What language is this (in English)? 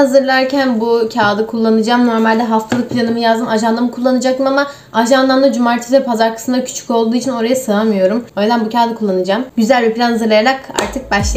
Turkish